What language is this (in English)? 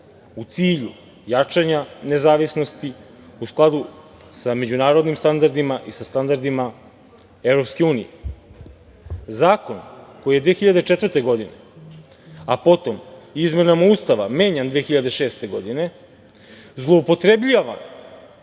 Serbian